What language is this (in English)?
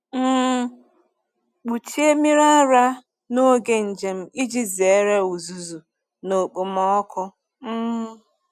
Igbo